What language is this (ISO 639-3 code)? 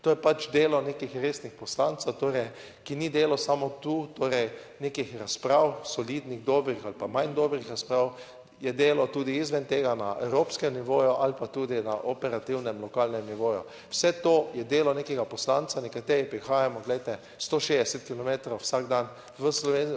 slv